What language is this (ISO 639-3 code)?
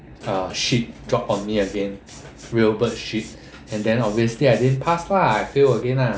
eng